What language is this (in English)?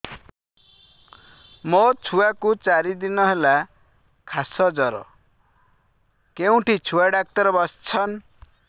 Odia